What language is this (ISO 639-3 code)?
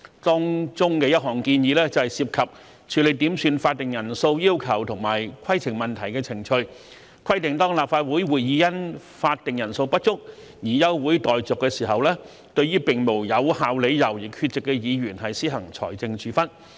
yue